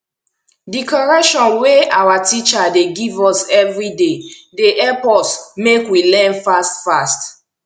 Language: Nigerian Pidgin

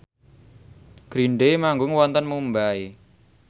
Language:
Javanese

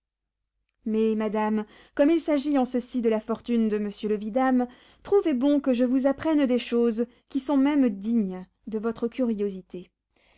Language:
French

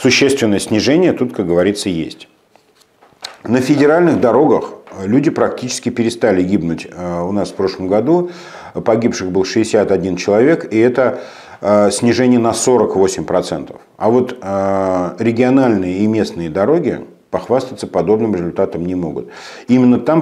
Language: Russian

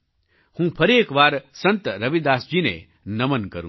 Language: Gujarati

